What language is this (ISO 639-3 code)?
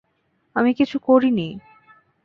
ben